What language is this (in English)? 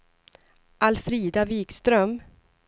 Swedish